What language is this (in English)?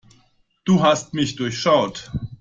German